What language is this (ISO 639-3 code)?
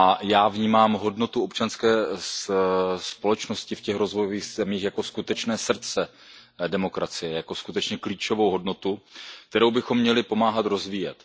ces